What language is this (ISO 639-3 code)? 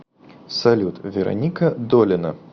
rus